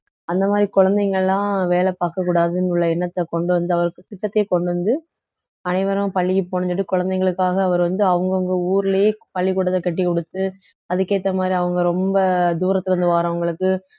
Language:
Tamil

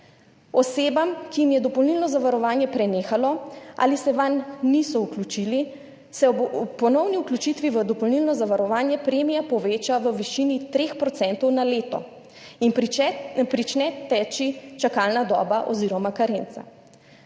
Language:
Slovenian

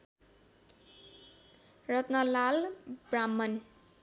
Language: Nepali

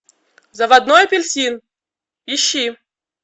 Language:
Russian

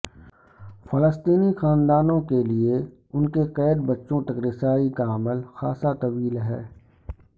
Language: Urdu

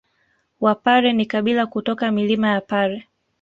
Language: Swahili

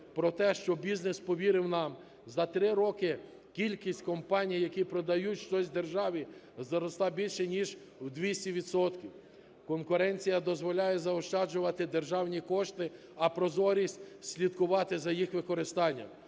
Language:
Ukrainian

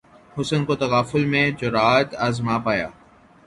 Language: Urdu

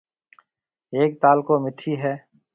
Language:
Marwari (Pakistan)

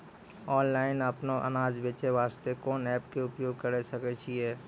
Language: Maithili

